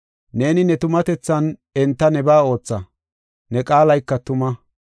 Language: Gofa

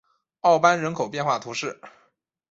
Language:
Chinese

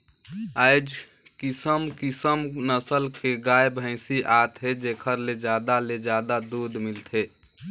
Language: Chhattisgarhi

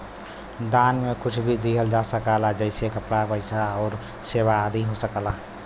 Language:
Bhojpuri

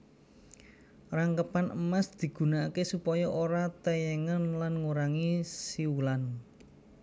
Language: Javanese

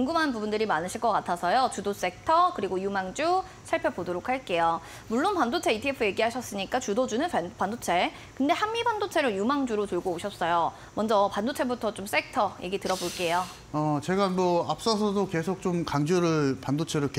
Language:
Korean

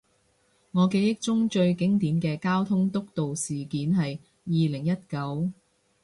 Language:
Cantonese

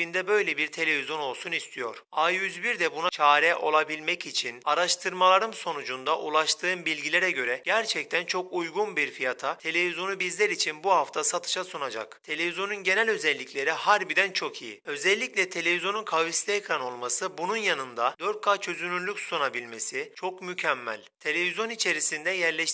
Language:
Turkish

